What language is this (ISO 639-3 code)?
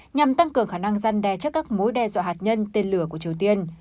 vie